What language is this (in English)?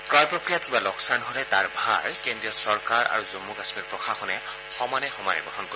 Assamese